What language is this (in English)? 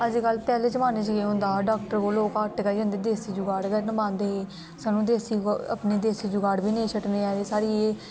Dogri